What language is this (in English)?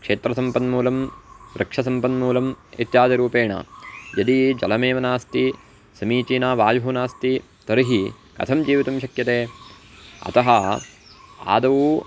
Sanskrit